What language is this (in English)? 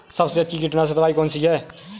Hindi